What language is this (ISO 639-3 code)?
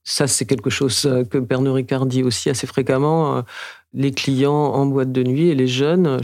fra